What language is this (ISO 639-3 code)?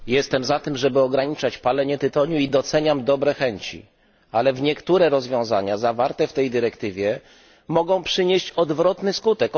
pol